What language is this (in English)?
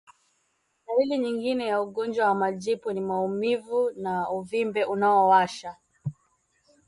Swahili